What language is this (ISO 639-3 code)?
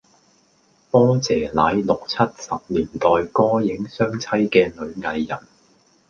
yue